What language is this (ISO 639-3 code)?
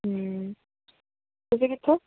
pan